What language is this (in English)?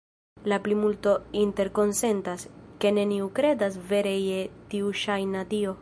Esperanto